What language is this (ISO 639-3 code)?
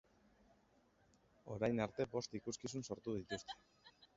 eus